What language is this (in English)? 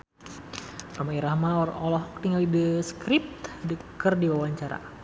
Sundanese